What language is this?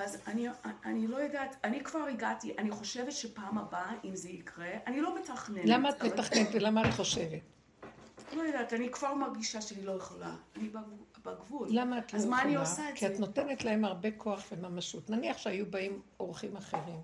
Hebrew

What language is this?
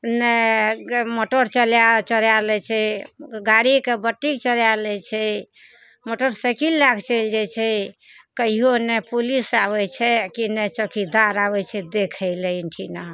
Maithili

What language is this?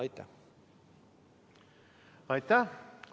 Estonian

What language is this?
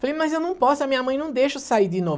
Portuguese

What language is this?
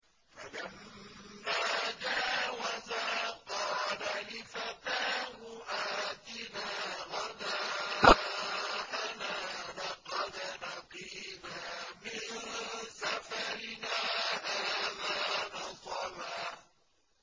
Arabic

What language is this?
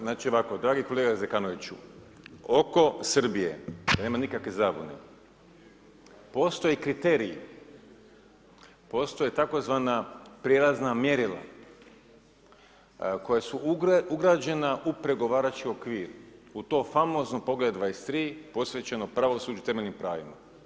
Croatian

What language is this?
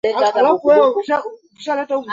Swahili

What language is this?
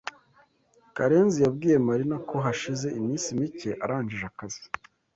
Kinyarwanda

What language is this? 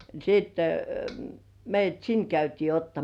Finnish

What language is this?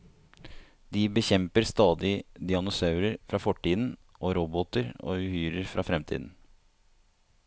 Norwegian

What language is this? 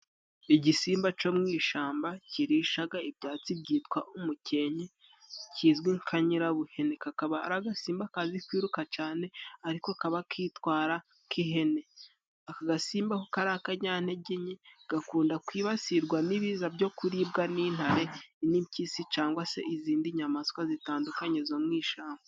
Kinyarwanda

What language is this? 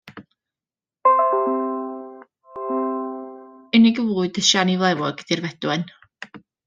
Welsh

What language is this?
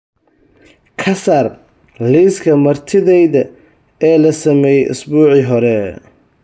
Somali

